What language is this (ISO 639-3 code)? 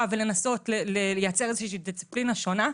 heb